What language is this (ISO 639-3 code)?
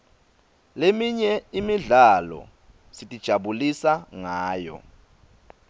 ssw